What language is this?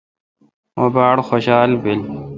Kalkoti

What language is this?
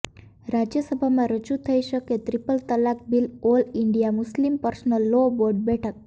Gujarati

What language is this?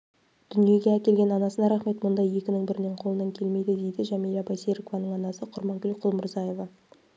Kazakh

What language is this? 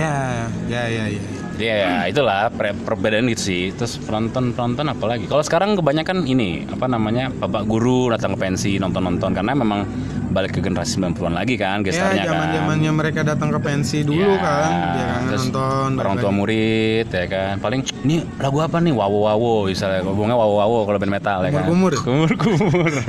Indonesian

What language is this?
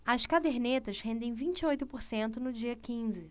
Portuguese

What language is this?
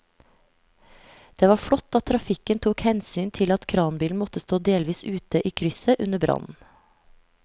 Norwegian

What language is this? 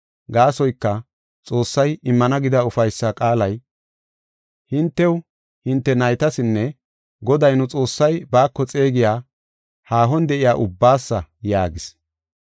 Gofa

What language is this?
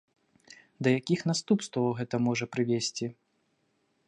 Belarusian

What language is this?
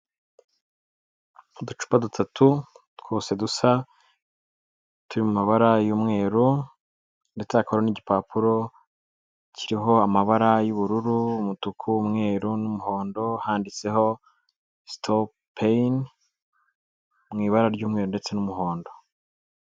Kinyarwanda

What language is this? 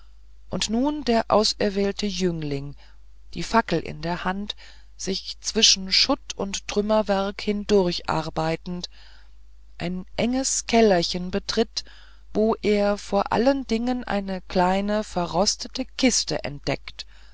German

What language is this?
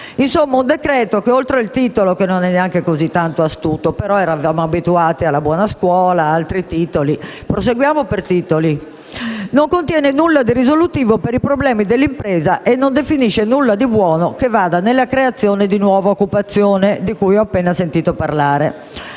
Italian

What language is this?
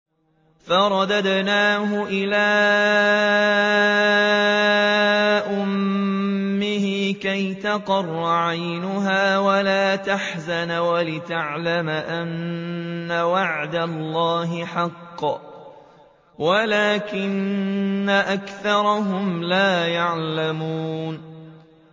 Arabic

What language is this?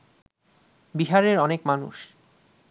Bangla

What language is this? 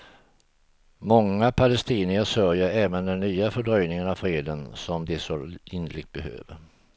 Swedish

